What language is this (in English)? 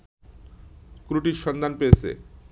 Bangla